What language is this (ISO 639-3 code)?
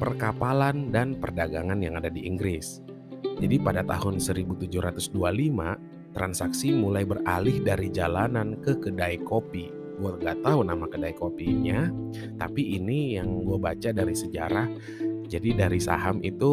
ind